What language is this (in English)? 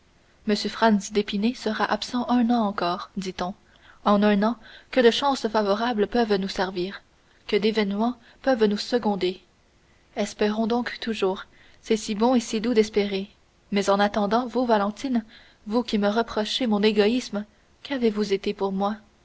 French